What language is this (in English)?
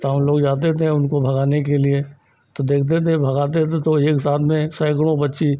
Hindi